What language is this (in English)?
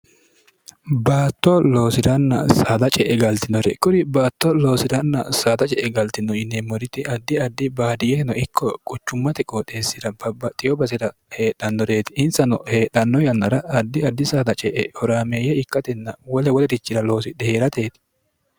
Sidamo